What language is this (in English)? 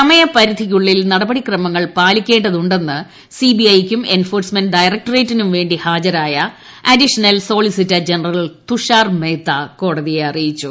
Malayalam